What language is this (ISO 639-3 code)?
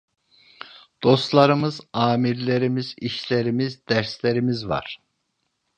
tur